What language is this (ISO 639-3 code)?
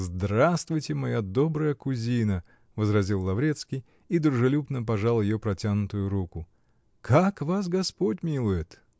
rus